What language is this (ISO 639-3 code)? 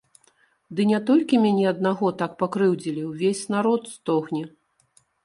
bel